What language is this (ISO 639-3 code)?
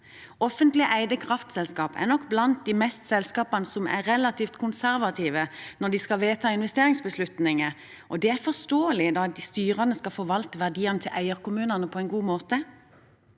nor